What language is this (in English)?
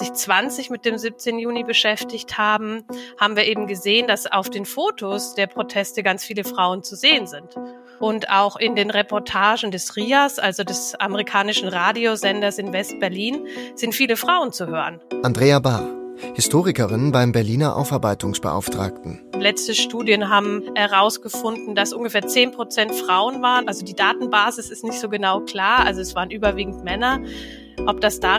German